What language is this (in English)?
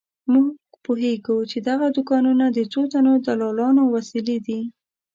Pashto